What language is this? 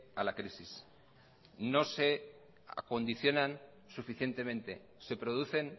Spanish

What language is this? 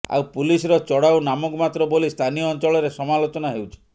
Odia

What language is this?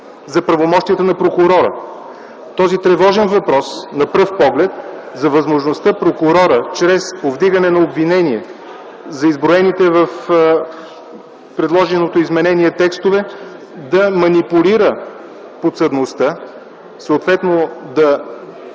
Bulgarian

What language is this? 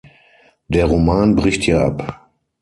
German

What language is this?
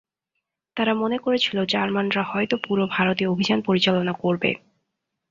Bangla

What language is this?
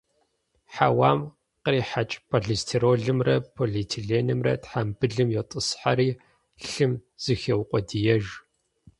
Kabardian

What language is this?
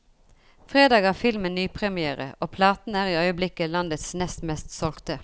Norwegian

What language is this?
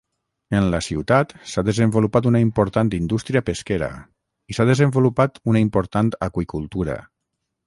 Catalan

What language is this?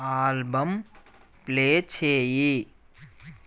Telugu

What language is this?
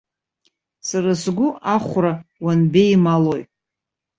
Abkhazian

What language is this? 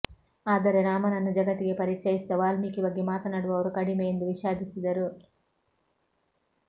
Kannada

